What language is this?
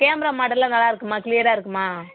Tamil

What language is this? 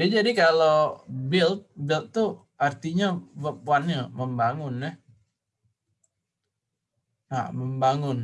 Indonesian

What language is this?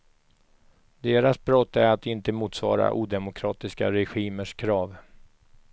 Swedish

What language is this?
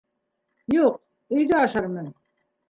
Bashkir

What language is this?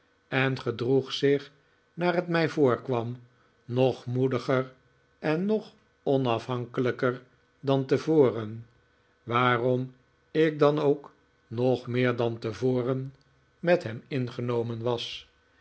Dutch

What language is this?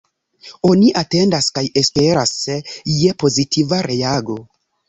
Esperanto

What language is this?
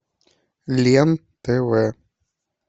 Russian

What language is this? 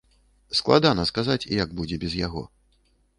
Belarusian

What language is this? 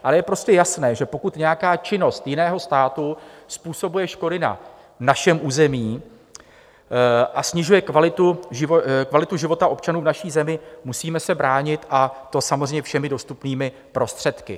Czech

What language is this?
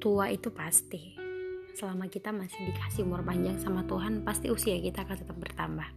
Indonesian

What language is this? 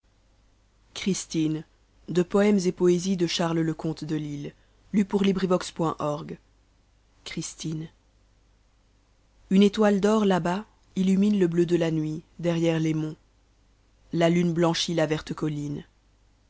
French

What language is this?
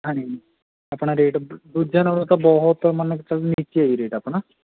Punjabi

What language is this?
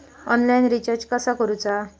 Marathi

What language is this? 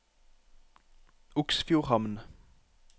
Norwegian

